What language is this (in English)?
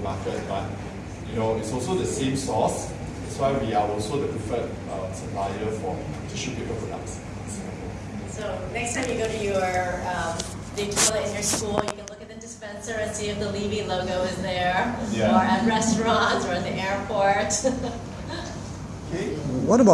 English